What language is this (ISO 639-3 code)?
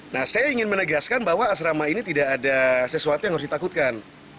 ind